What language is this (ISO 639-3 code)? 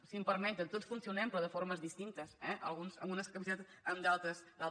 cat